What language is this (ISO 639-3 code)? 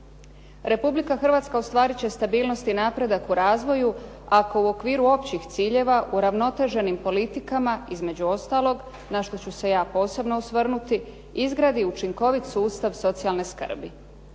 hrv